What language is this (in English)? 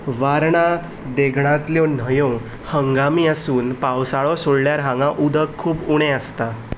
Konkani